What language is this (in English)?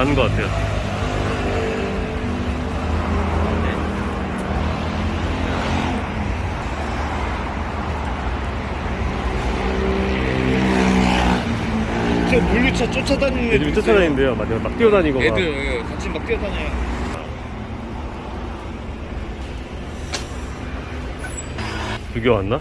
Korean